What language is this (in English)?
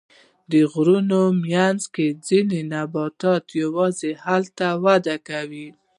Pashto